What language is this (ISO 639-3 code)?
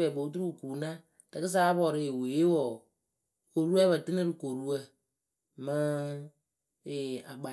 keu